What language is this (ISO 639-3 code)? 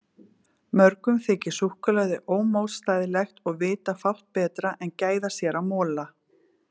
isl